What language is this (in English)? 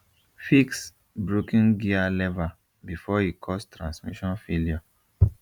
Nigerian Pidgin